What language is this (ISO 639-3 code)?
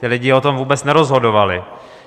ces